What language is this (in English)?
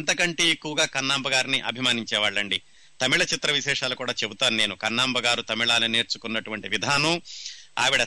Telugu